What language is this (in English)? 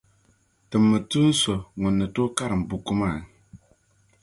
Dagbani